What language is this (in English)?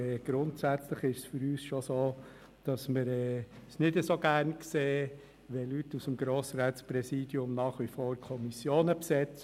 Swiss German